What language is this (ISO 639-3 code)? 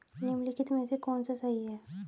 hin